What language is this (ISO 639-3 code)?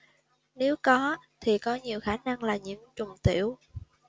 vie